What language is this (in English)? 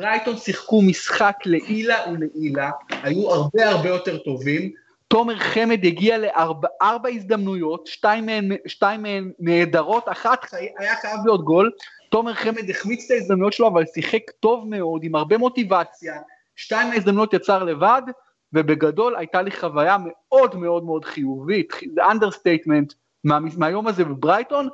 Hebrew